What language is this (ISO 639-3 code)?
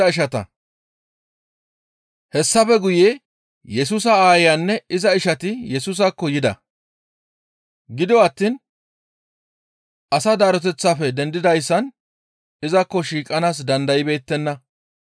gmv